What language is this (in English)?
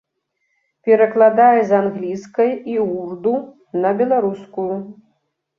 Belarusian